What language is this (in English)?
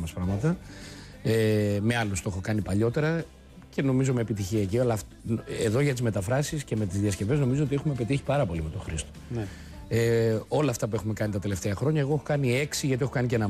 Greek